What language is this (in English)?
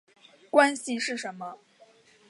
Chinese